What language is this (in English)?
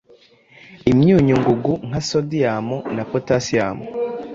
Kinyarwanda